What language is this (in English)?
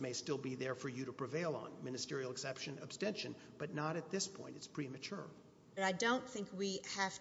English